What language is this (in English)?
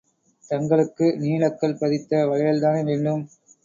Tamil